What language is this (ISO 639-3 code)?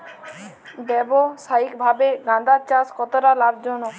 ben